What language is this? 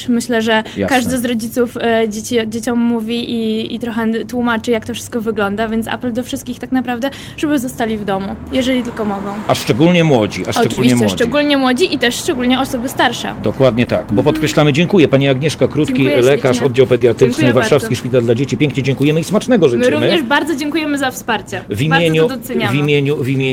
Polish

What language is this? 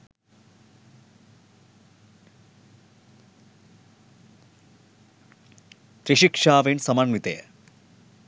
Sinhala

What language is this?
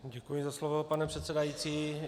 Czech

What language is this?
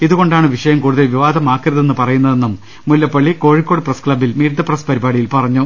Malayalam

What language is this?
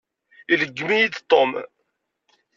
Kabyle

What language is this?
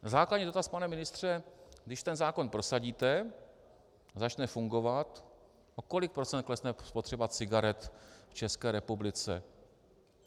Czech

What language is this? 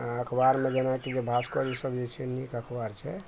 Maithili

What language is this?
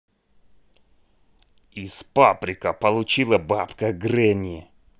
Russian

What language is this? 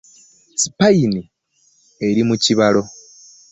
Ganda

